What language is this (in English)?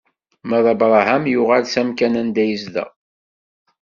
Kabyle